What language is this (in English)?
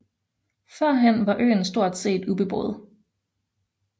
Danish